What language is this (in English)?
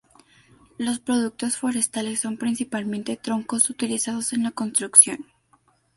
Spanish